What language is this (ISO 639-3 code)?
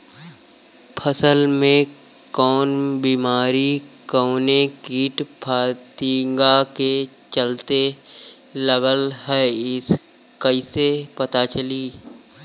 bho